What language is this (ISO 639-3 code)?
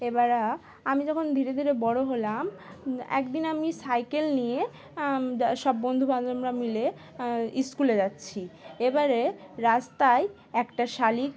ben